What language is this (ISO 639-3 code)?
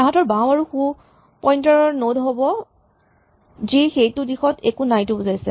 asm